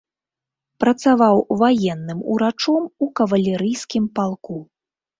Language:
Belarusian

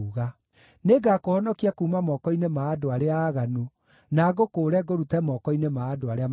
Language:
Kikuyu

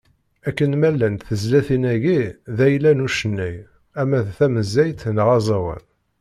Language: Kabyle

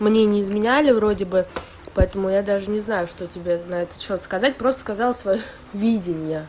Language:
Russian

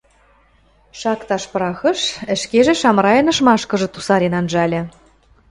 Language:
Western Mari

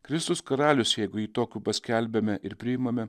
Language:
Lithuanian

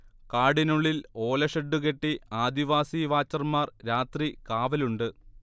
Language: Malayalam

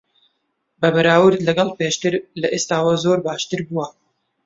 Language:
Central Kurdish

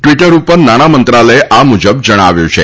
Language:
Gujarati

